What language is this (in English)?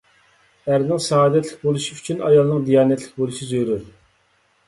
Uyghur